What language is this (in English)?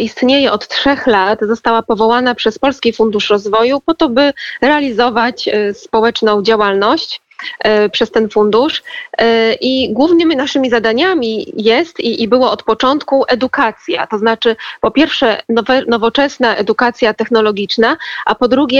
Polish